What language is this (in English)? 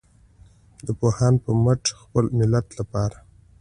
Pashto